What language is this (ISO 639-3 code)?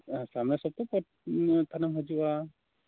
sat